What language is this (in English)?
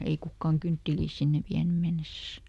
Finnish